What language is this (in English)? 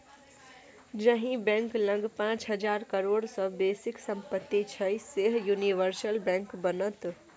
Maithili